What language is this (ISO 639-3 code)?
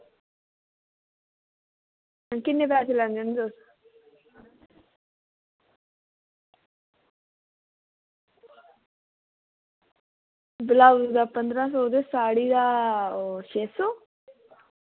doi